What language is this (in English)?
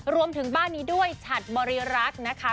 Thai